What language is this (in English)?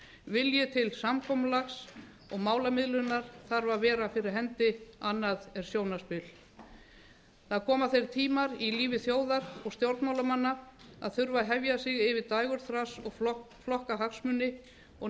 Icelandic